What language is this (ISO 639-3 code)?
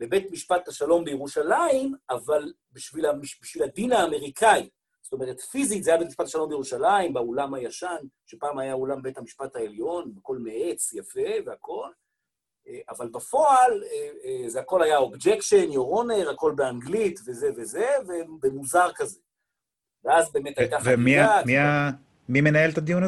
heb